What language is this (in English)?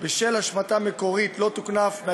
Hebrew